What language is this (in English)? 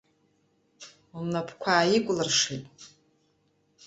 Abkhazian